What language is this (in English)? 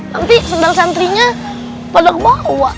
Indonesian